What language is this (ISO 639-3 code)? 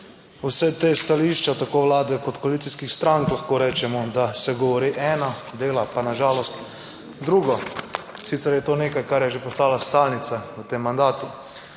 slv